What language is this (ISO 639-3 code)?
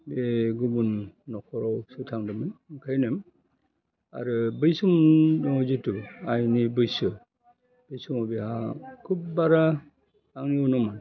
brx